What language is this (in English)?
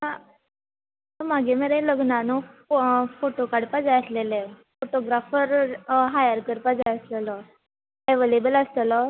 Konkani